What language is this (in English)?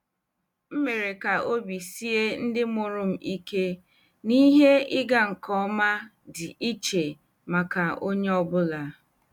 Igbo